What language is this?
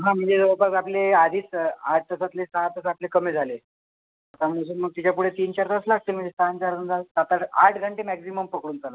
Marathi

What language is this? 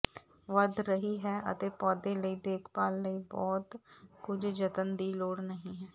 Punjabi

